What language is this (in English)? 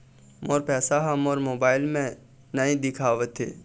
Chhattisgarhi